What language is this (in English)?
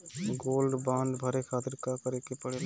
Bhojpuri